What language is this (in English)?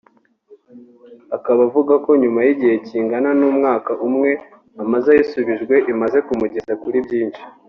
Kinyarwanda